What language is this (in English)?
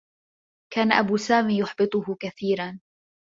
Arabic